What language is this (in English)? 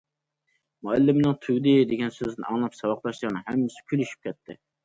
Uyghur